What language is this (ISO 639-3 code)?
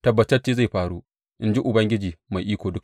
hau